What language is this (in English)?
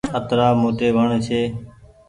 Goaria